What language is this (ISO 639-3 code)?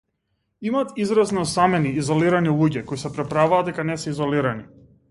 mkd